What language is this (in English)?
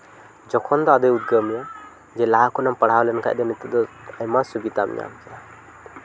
Santali